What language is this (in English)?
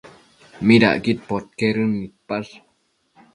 Matsés